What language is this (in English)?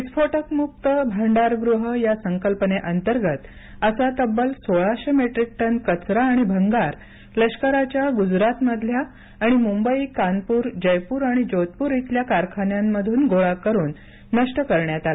Marathi